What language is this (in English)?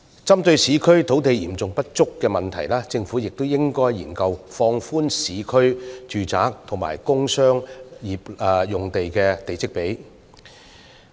Cantonese